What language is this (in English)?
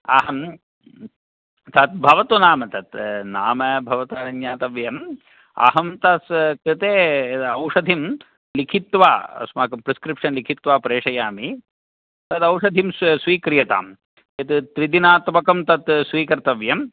Sanskrit